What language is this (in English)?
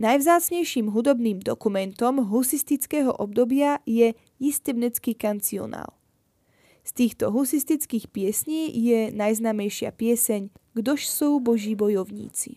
Slovak